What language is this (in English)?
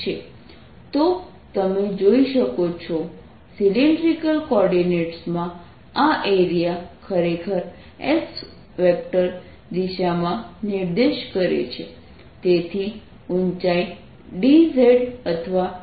Gujarati